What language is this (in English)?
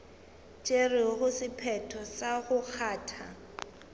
Northern Sotho